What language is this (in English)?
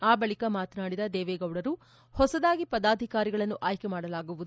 Kannada